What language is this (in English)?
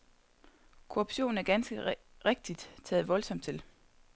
Danish